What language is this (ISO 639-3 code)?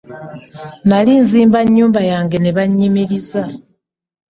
lug